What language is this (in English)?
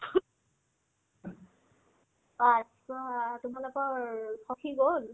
Assamese